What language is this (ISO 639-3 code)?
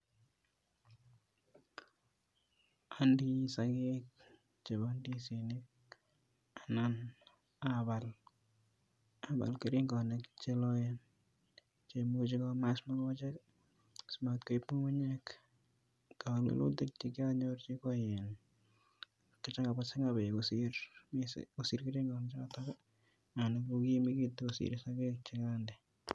kln